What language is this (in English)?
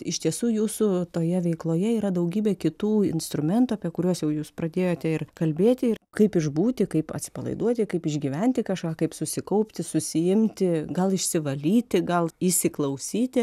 Lithuanian